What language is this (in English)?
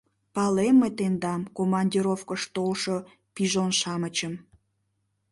Mari